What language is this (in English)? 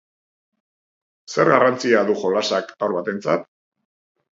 Basque